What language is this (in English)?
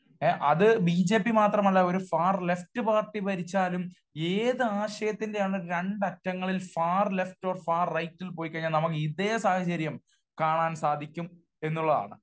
Malayalam